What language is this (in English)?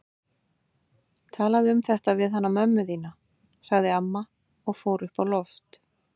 Icelandic